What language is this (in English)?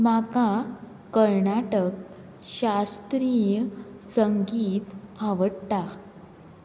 Konkani